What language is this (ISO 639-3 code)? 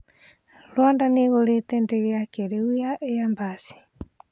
kik